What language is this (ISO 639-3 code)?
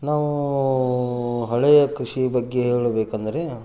kan